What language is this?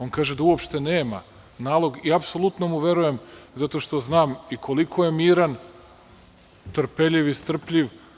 Serbian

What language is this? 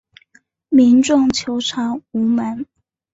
Chinese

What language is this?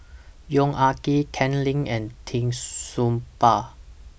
English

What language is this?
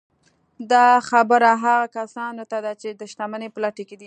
Pashto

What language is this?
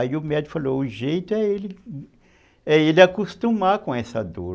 Portuguese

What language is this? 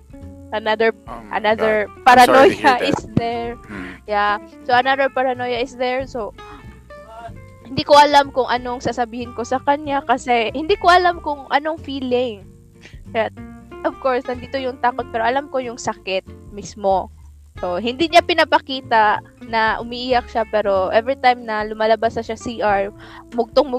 Filipino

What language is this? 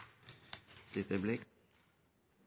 Norwegian Bokmål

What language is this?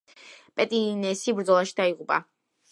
Georgian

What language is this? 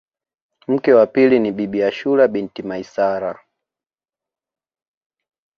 Swahili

